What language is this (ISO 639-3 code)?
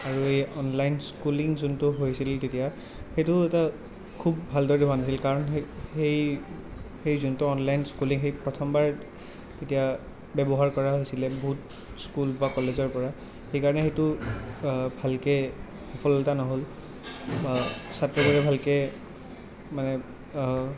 asm